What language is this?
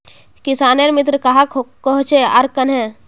Magahi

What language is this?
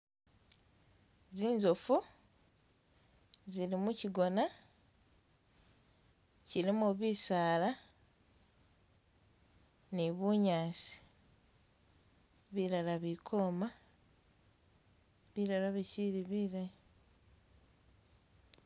Masaaba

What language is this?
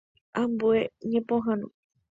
Guarani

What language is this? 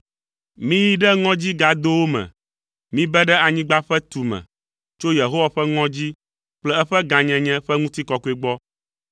Ewe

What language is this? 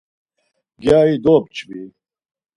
Laz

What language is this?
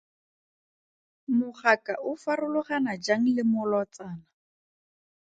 Tswana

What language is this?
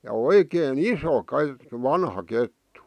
Finnish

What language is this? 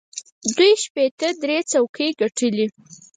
Pashto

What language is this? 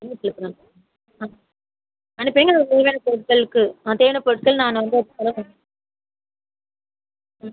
Tamil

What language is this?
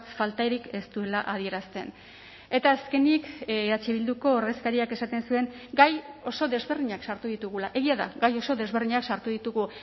Basque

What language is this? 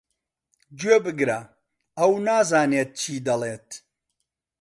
Central Kurdish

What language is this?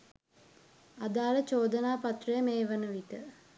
Sinhala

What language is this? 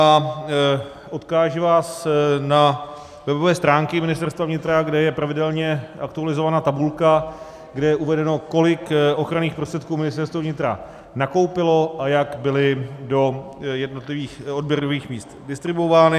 Czech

